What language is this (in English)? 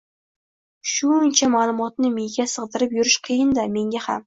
Uzbek